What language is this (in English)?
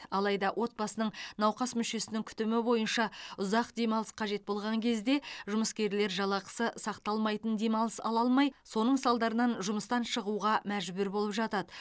Kazakh